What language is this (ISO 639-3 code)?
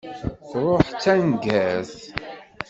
kab